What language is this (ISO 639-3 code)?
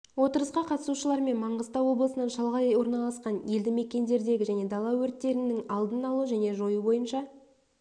kaz